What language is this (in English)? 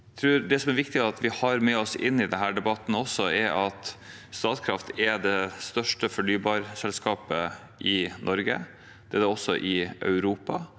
Norwegian